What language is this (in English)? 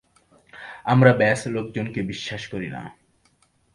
Bangla